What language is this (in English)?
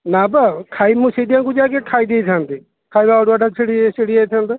Odia